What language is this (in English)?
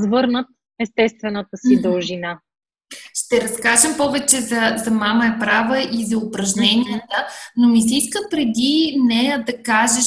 Bulgarian